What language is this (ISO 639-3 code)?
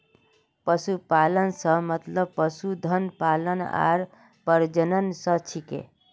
mag